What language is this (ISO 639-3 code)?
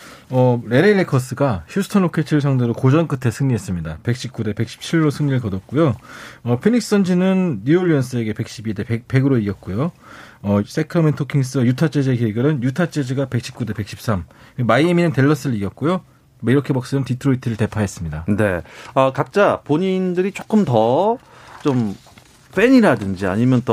kor